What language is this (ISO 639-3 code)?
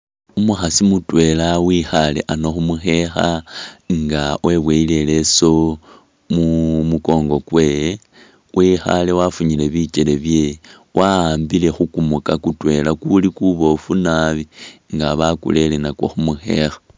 myx